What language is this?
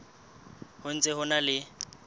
Southern Sotho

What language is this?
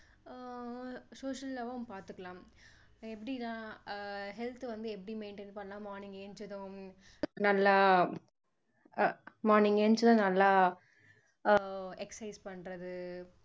Tamil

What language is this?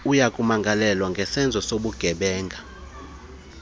Xhosa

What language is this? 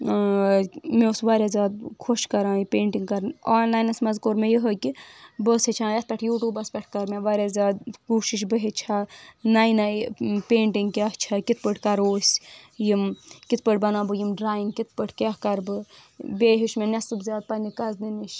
Kashmiri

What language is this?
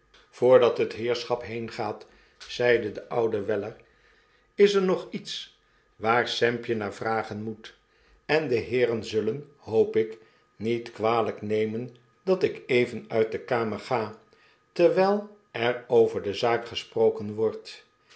Dutch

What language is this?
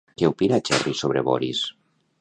Catalan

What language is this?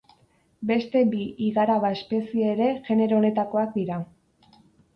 Basque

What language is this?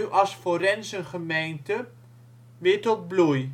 Dutch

